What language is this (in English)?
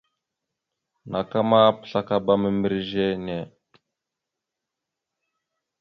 Mada (Cameroon)